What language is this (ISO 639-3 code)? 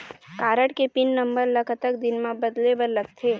hne